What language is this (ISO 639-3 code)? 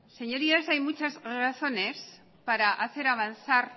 spa